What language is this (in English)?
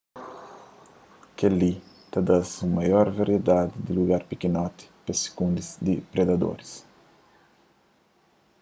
Kabuverdianu